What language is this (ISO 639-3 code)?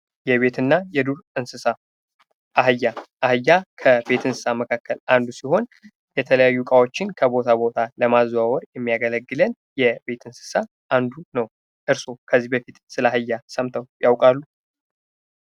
amh